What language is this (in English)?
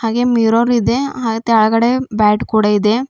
Kannada